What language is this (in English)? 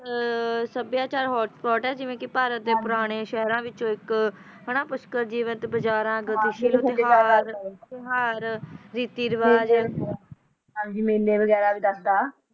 Punjabi